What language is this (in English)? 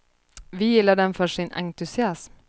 Swedish